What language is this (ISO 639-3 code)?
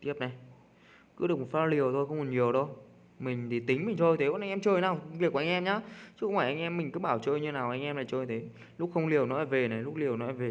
vie